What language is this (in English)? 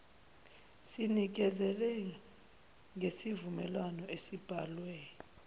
Zulu